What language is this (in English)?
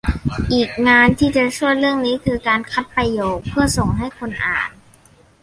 Thai